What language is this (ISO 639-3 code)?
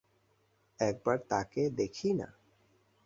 ben